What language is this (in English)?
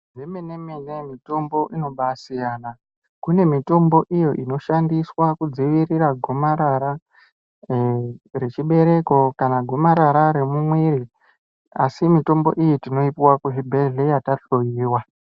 Ndau